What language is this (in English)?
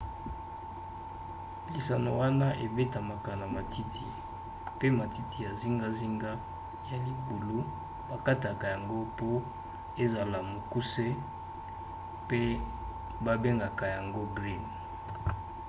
Lingala